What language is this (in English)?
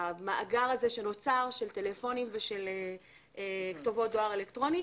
Hebrew